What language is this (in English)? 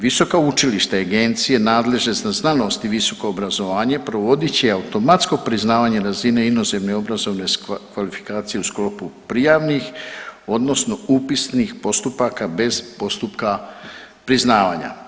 Croatian